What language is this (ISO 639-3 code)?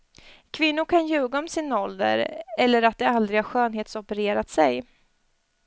swe